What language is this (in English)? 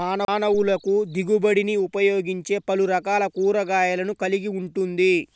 Telugu